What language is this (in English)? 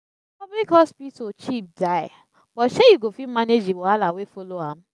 Nigerian Pidgin